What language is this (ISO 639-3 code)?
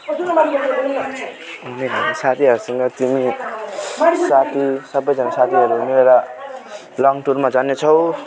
nep